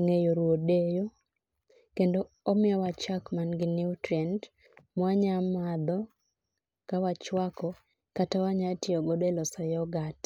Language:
Luo (Kenya and Tanzania)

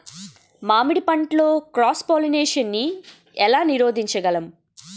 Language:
Telugu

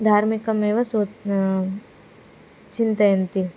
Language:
Sanskrit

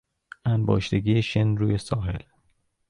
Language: Persian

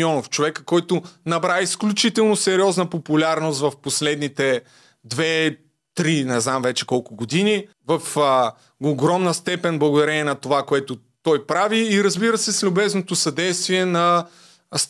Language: Bulgarian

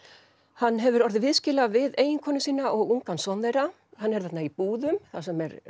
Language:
Icelandic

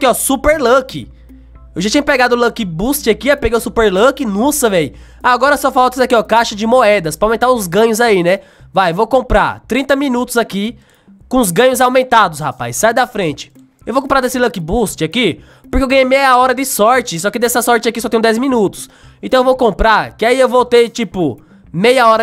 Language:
Portuguese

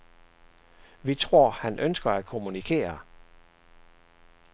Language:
Danish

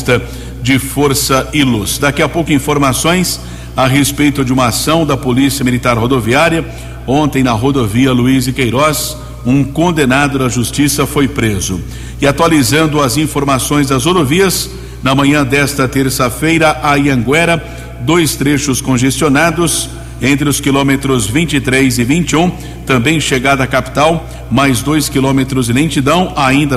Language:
Portuguese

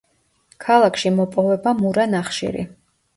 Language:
Georgian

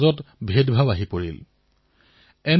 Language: Assamese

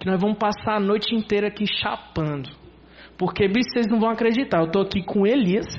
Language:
Portuguese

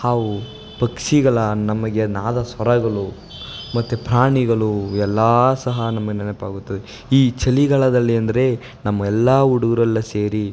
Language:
Kannada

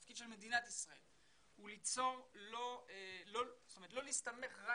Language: Hebrew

